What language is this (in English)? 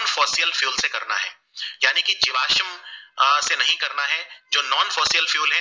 Gujarati